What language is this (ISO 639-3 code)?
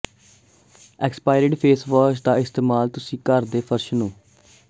pan